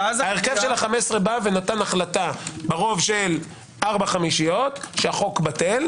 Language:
Hebrew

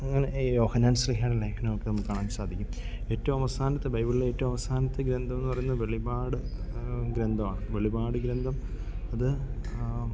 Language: Malayalam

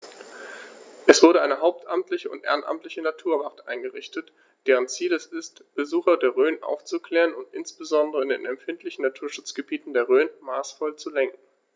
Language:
German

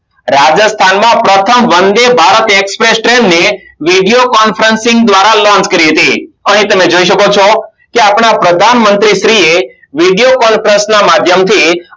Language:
Gujarati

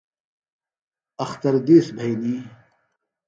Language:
Phalura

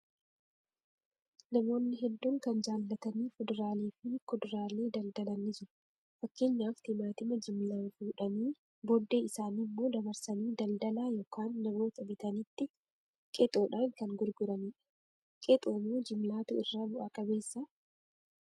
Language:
Oromo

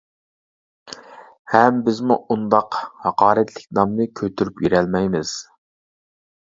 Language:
Uyghur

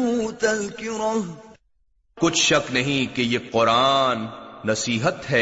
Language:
Urdu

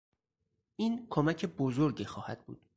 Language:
Persian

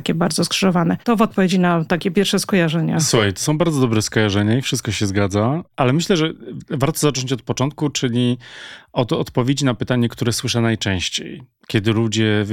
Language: Polish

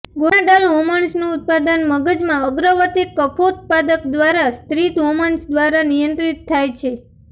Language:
Gujarati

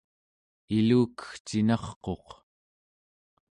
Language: Central Yupik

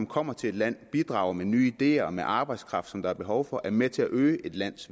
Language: Danish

